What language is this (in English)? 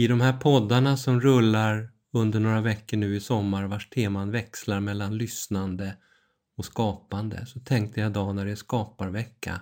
Swedish